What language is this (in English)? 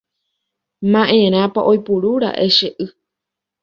Guarani